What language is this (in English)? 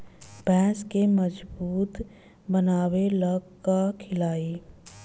Bhojpuri